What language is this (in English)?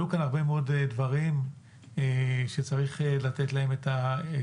Hebrew